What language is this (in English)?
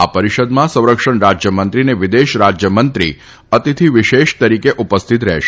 Gujarati